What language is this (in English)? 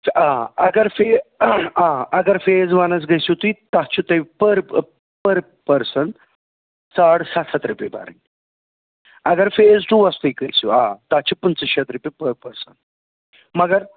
Kashmiri